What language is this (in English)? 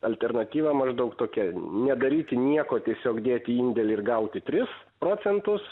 Lithuanian